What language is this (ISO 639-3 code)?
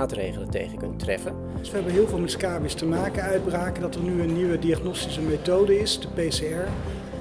nld